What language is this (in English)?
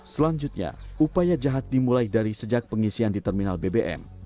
Indonesian